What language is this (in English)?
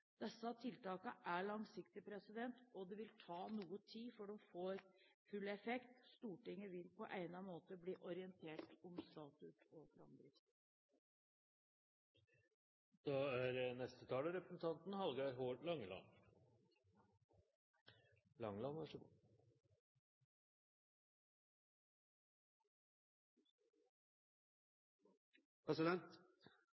Norwegian